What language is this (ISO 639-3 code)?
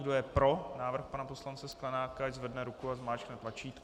ces